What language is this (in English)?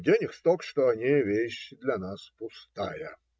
Russian